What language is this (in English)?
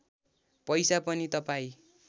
Nepali